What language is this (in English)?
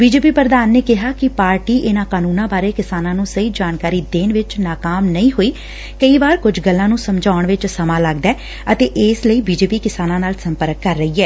Punjabi